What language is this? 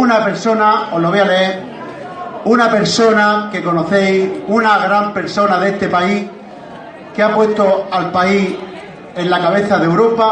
Spanish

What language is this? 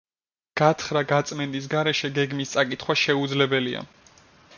Georgian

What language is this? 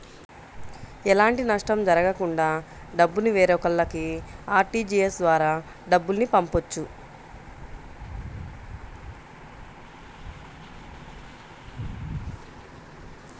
Telugu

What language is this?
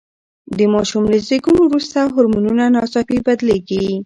Pashto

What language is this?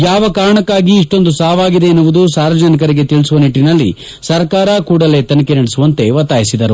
Kannada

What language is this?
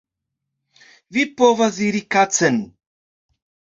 Esperanto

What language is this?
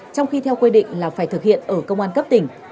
Vietnamese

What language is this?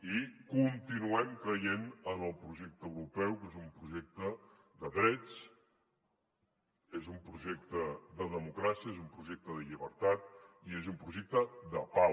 Catalan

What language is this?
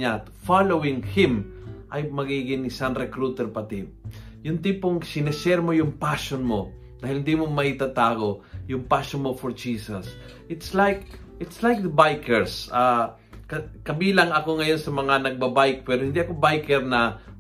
Filipino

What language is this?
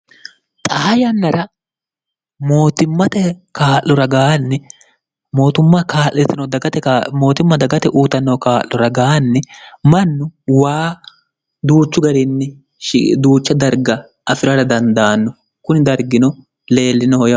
Sidamo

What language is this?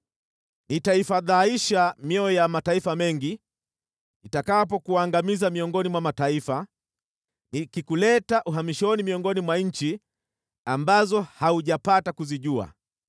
Swahili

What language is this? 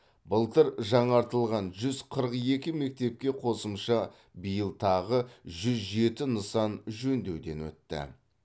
Kazakh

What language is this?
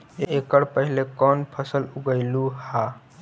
Magahi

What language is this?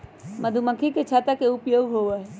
Magahi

